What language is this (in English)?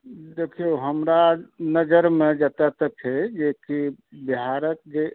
Maithili